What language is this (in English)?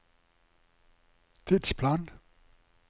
Norwegian